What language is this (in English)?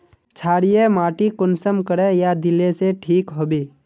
Magahi